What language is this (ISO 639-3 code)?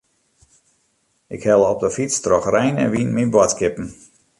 fry